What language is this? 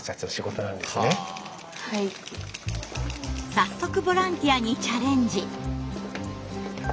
Japanese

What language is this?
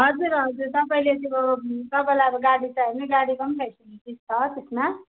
Nepali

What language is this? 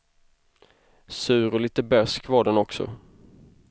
Swedish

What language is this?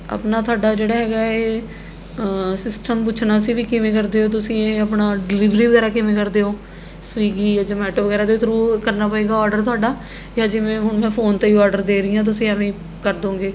Punjabi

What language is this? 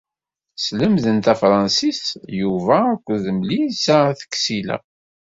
Kabyle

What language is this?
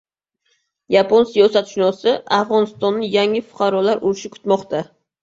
Uzbek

